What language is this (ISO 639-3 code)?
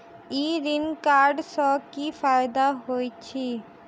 mai